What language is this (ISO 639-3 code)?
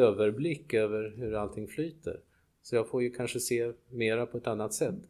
swe